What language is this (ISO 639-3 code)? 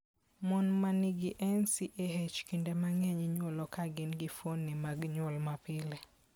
luo